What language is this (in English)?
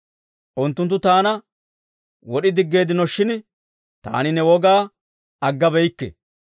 Dawro